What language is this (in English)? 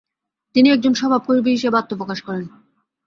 Bangla